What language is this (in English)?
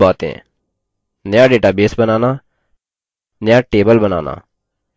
Hindi